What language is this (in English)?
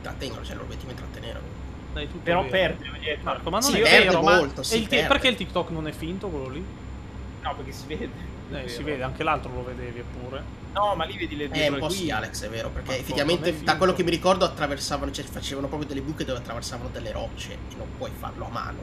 Italian